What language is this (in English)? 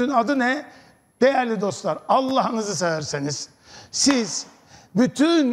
Turkish